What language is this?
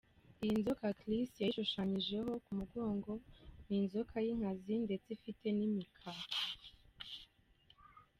Kinyarwanda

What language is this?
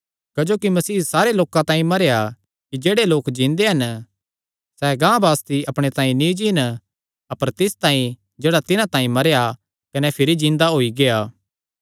Kangri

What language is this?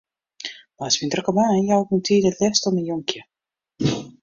Western Frisian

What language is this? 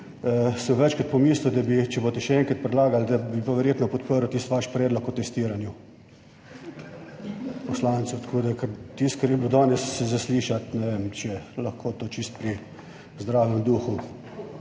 Slovenian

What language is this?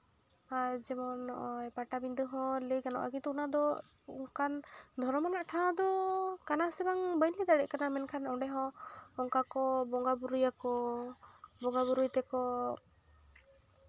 Santali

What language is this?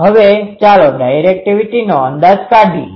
Gujarati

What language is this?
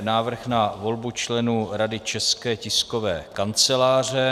Czech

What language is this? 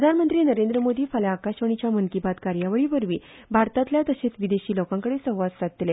Konkani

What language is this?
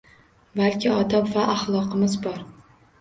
Uzbek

